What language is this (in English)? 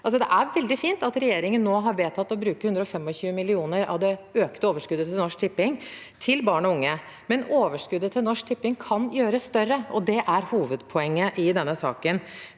Norwegian